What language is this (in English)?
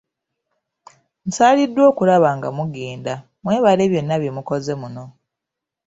Ganda